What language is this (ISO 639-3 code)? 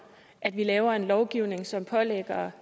dan